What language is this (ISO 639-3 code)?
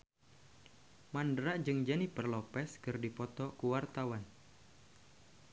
sun